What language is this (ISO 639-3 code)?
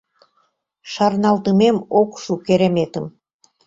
chm